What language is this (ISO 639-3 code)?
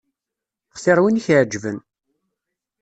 kab